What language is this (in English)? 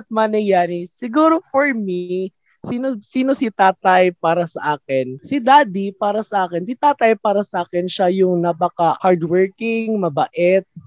Filipino